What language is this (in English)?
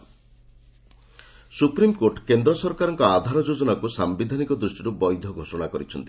Odia